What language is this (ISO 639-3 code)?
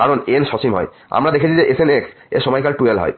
ben